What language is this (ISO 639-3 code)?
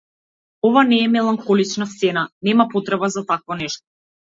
mkd